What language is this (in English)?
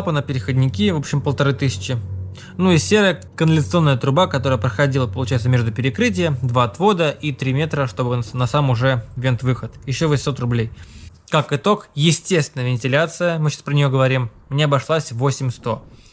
Russian